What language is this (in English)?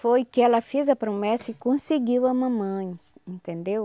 Portuguese